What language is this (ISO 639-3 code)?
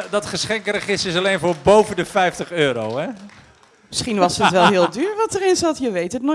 nld